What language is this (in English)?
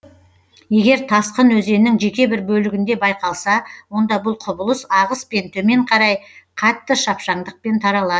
Kazakh